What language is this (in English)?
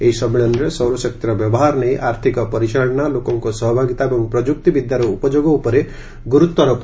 Odia